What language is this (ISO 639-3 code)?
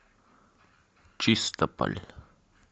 rus